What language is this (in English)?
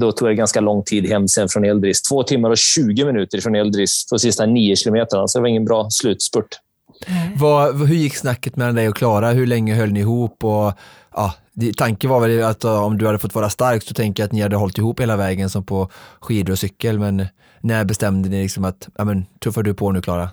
Swedish